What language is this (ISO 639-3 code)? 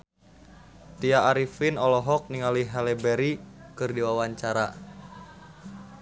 sun